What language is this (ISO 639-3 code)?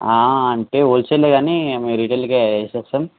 tel